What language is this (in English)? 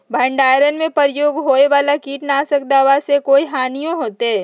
Magahi